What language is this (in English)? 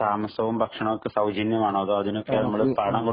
Malayalam